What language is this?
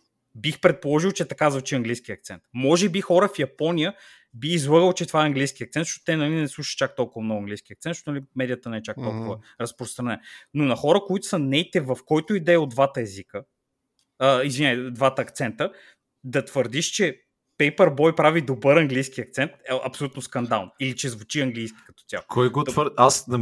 Bulgarian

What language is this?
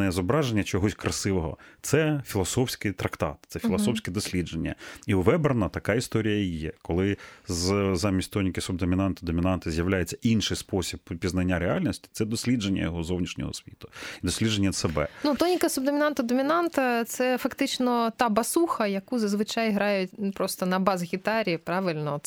Ukrainian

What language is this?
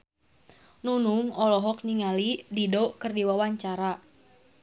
Sundanese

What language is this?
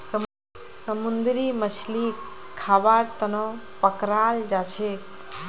Magahi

